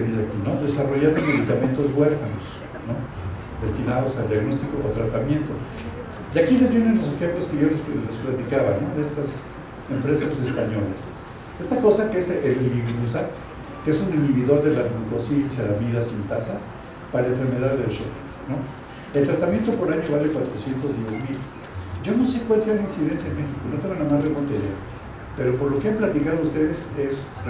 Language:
Spanish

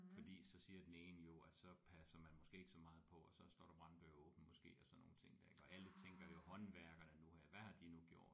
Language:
Danish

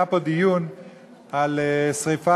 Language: Hebrew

